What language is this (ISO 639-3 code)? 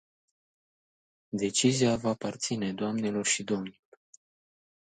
ron